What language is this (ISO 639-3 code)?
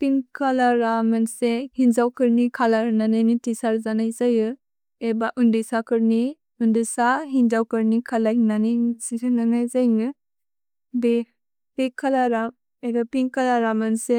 brx